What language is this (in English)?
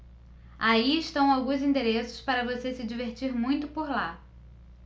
Portuguese